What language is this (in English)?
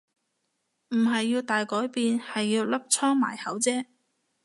Cantonese